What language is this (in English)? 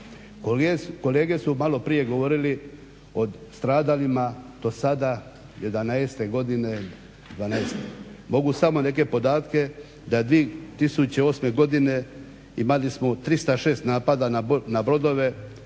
Croatian